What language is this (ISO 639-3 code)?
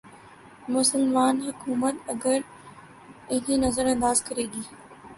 urd